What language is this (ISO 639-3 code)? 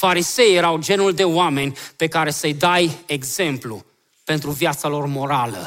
ron